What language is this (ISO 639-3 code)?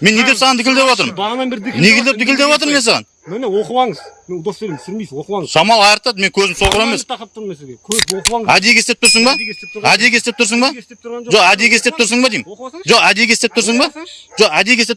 kaz